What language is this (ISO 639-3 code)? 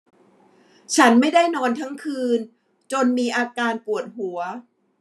tha